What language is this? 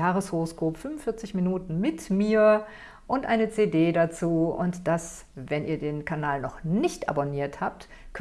German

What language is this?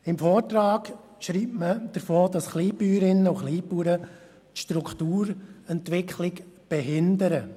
Swiss German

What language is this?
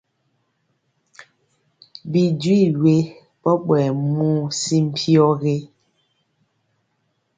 Mpiemo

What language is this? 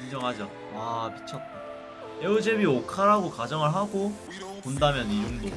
Korean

